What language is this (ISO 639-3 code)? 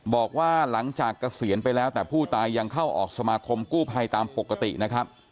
tha